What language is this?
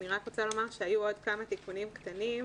Hebrew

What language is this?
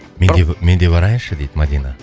Kazakh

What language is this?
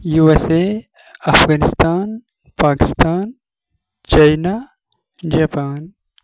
Kashmiri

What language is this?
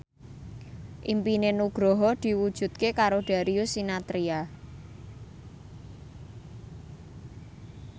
Javanese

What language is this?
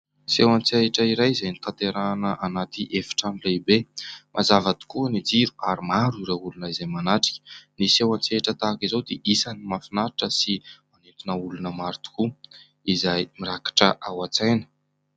Malagasy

